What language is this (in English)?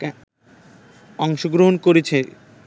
Bangla